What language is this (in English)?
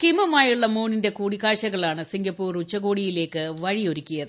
Malayalam